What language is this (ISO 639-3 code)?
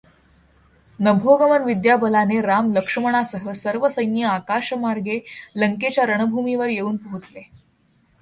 mar